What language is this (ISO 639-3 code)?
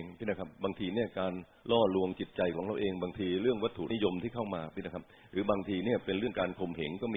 tha